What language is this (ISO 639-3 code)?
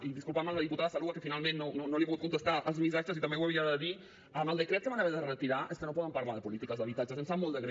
cat